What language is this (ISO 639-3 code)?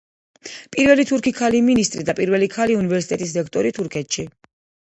kat